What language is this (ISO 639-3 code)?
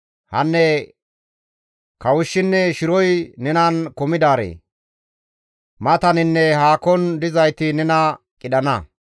gmv